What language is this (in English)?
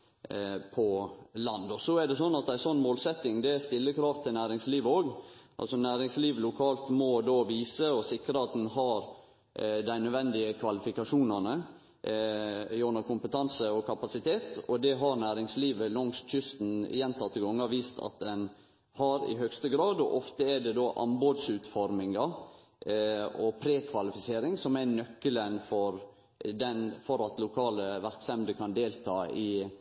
Norwegian Nynorsk